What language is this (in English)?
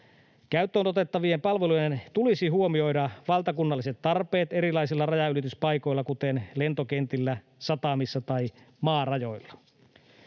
Finnish